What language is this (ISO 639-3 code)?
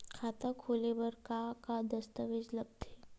hne